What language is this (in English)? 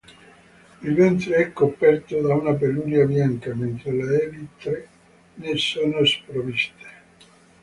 Italian